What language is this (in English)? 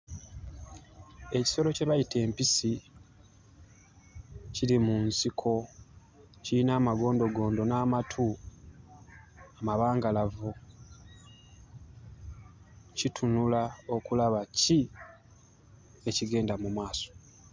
Ganda